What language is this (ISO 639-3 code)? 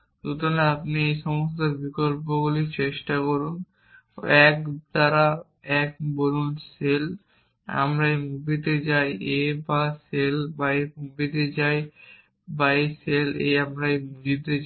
ben